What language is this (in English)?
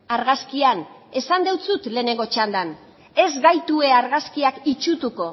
Basque